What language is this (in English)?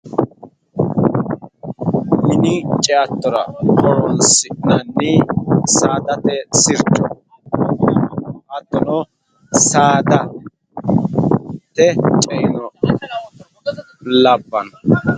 Sidamo